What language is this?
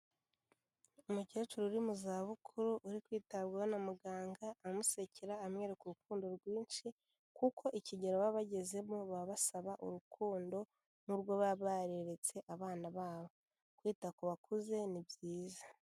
Kinyarwanda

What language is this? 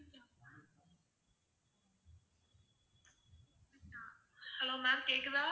Tamil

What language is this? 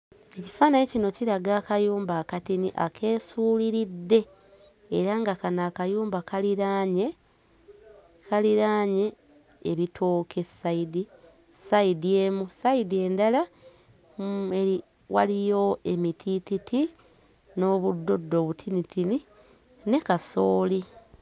Ganda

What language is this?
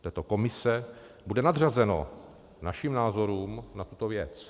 Czech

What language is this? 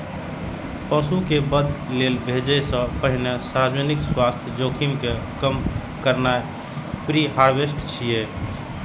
Maithili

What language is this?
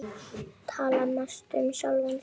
Icelandic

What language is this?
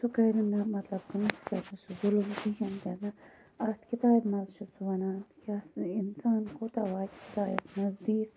Kashmiri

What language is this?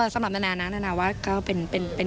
Thai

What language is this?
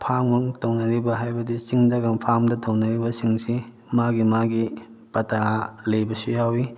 Manipuri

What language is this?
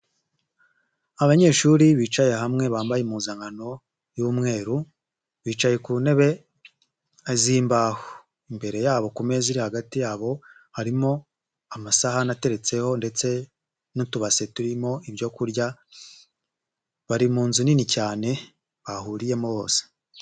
Kinyarwanda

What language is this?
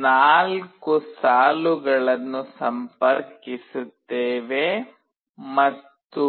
Kannada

